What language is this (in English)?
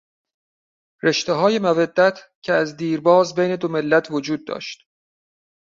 Persian